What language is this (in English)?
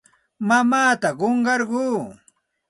Santa Ana de Tusi Pasco Quechua